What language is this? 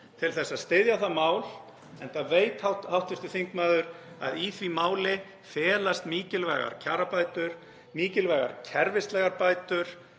Icelandic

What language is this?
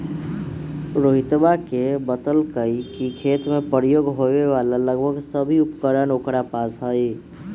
Magahi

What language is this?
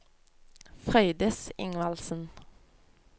Norwegian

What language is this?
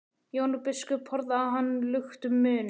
Icelandic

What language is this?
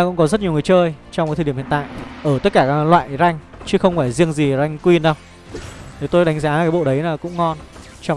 Vietnamese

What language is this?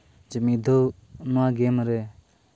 Santali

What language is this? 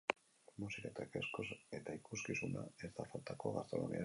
Basque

